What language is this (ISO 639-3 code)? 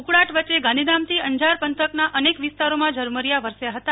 guj